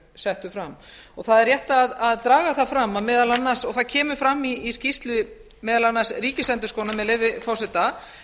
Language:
Icelandic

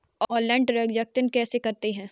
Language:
Hindi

